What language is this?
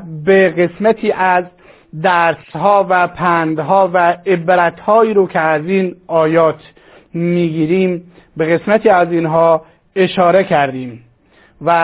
Persian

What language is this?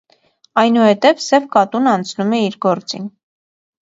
Armenian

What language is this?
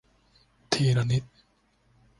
Thai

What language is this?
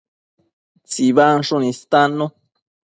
Matsés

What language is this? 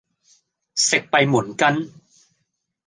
Cantonese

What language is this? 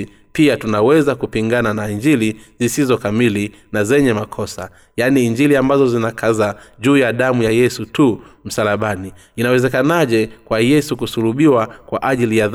Swahili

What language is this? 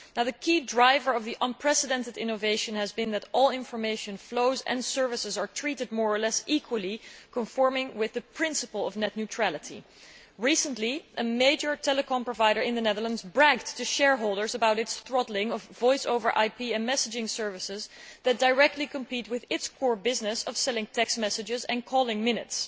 English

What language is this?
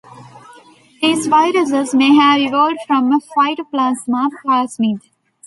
English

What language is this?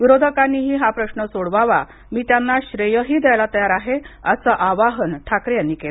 Marathi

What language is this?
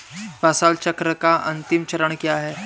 Hindi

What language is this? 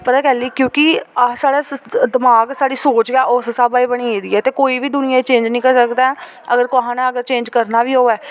Dogri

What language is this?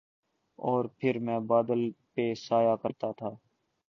Urdu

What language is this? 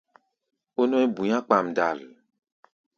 Gbaya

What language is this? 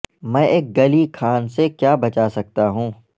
Urdu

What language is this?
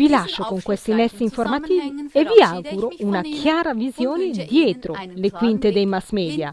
Italian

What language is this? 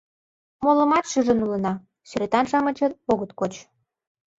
Mari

